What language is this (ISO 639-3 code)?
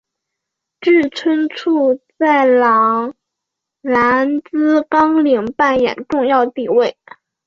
zho